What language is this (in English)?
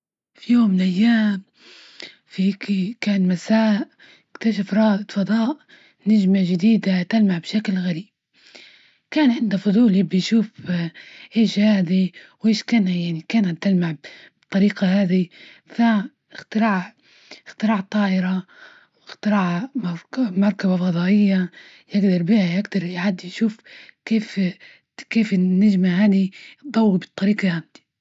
Libyan Arabic